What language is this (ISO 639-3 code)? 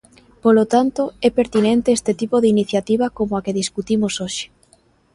glg